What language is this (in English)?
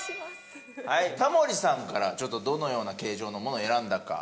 Japanese